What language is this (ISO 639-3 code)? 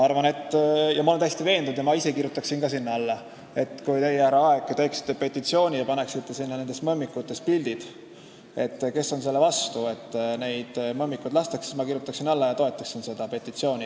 est